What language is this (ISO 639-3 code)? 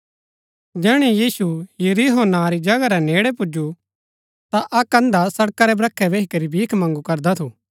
gbk